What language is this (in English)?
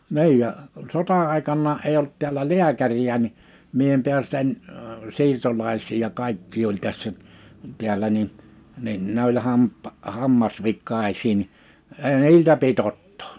Finnish